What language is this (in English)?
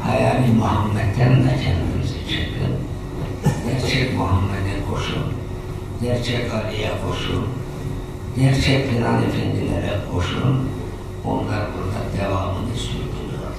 Turkish